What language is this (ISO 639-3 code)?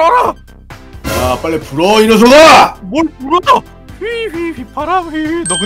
kor